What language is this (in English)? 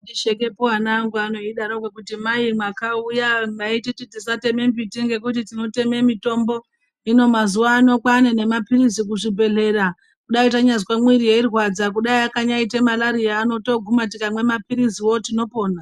Ndau